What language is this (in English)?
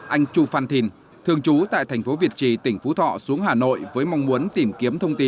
Vietnamese